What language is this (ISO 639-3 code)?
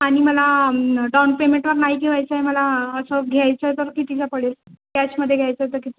mar